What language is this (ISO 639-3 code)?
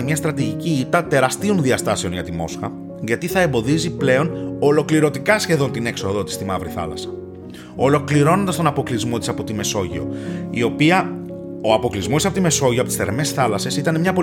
ell